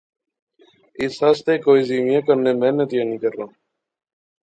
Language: Pahari-Potwari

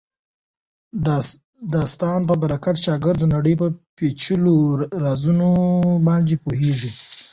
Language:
Pashto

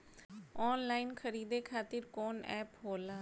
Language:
Bhojpuri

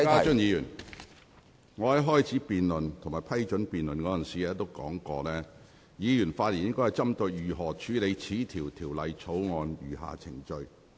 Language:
Cantonese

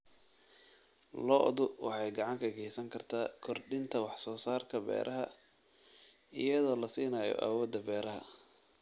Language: Somali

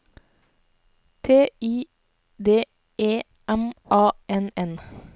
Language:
Norwegian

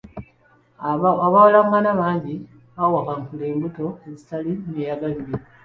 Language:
Ganda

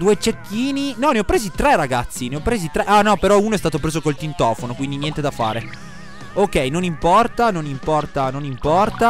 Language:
Italian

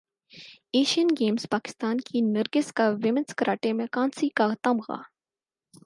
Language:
Urdu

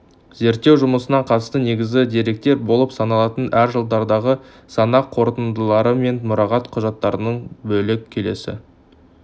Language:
Kazakh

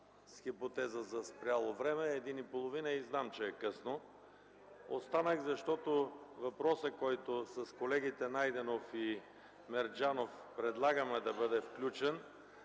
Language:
Bulgarian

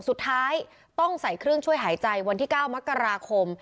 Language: Thai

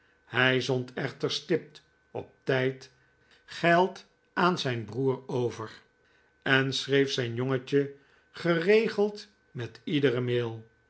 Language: Dutch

